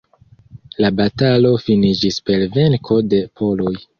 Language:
Esperanto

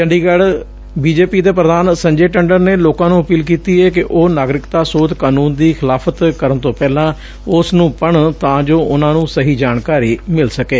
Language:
Punjabi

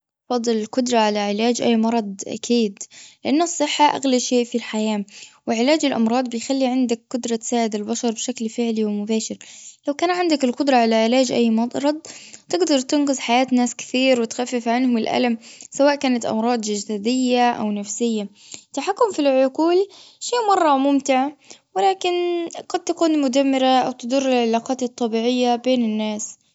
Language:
Gulf Arabic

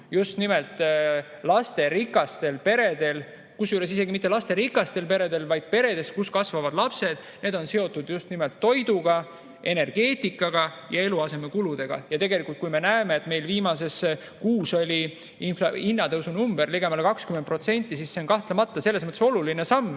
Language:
Estonian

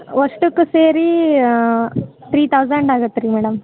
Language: Kannada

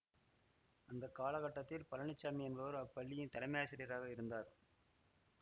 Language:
Tamil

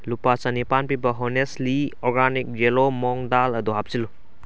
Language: Manipuri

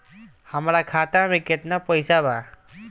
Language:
Bhojpuri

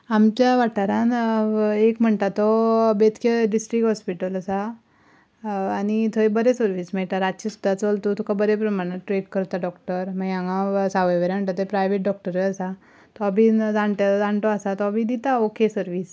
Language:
Konkani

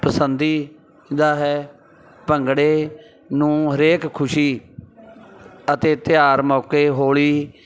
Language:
Punjabi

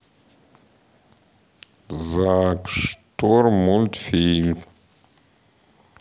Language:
Russian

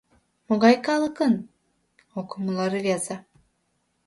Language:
Mari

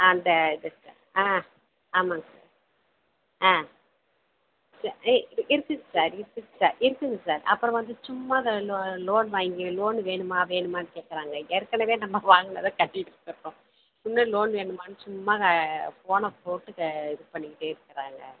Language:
Tamil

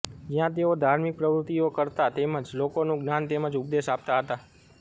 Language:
Gujarati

